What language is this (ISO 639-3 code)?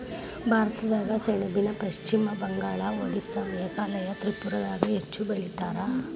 kan